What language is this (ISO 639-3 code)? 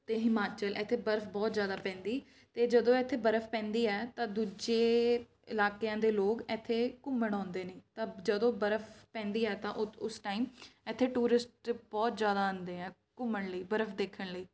pan